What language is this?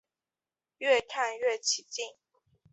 Chinese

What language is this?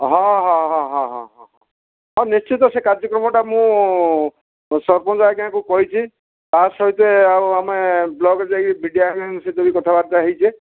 Odia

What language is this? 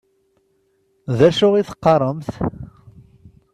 Kabyle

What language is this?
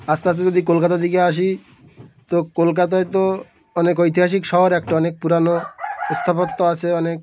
Bangla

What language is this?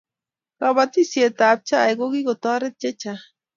Kalenjin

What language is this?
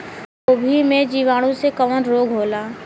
Bhojpuri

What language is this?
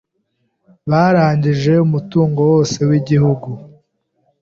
Kinyarwanda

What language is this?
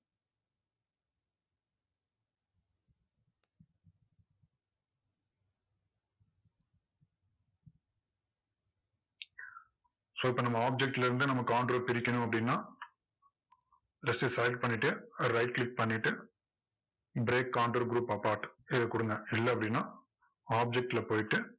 Tamil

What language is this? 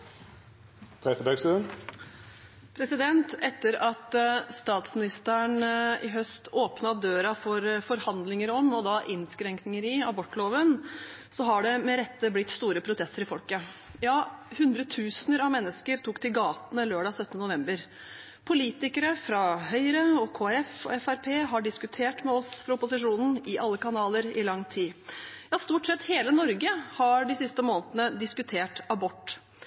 Norwegian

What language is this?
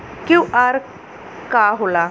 Bhojpuri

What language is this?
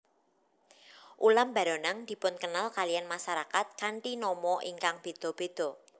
Javanese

